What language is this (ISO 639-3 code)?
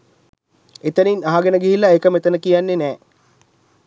sin